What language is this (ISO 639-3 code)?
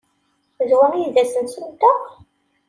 kab